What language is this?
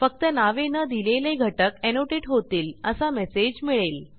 Marathi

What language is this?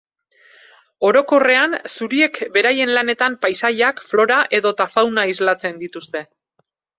Basque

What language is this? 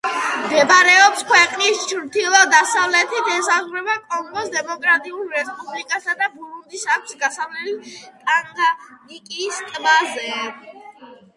Georgian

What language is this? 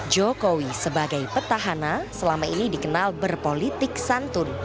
Indonesian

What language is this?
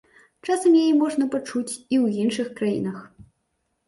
Belarusian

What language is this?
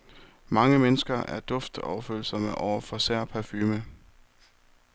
Danish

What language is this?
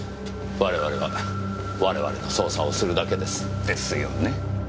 Japanese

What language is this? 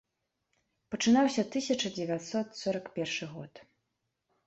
Belarusian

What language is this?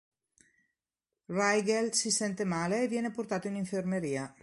Italian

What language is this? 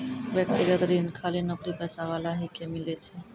Maithili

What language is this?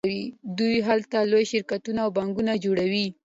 Pashto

